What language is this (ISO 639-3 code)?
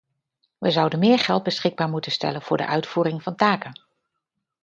nld